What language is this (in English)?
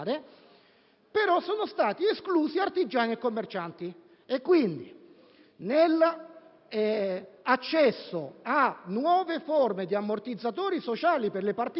Italian